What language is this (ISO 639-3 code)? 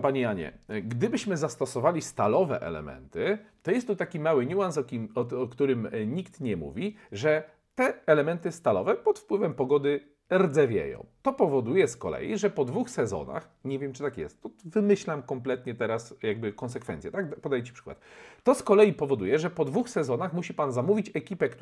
pol